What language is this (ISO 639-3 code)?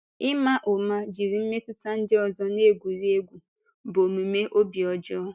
ibo